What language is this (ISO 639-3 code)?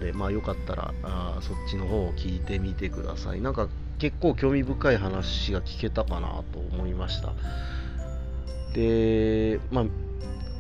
jpn